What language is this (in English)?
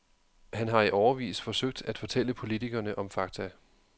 Danish